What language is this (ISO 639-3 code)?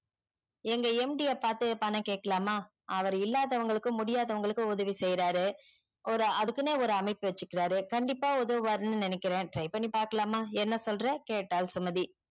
tam